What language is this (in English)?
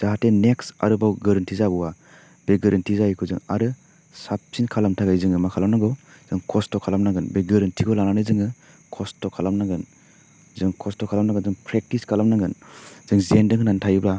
Bodo